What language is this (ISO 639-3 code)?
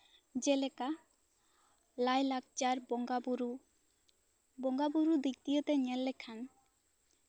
sat